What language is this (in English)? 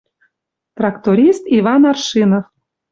Western Mari